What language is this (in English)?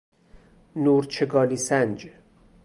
Persian